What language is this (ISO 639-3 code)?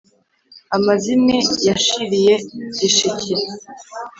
kin